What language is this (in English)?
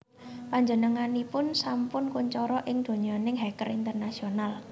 Javanese